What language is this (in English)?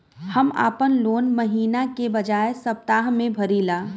Bhojpuri